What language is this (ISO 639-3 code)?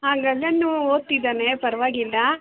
kan